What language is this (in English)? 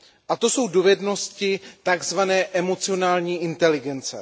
Czech